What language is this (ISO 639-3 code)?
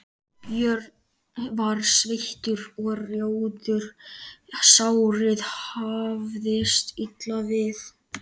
isl